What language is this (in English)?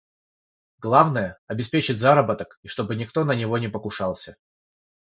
Russian